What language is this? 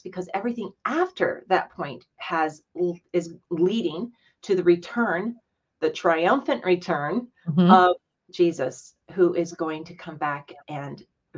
English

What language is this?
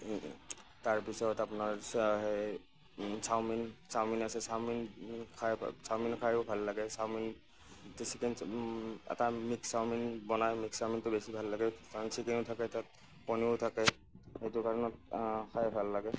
Assamese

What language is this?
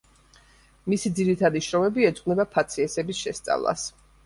Georgian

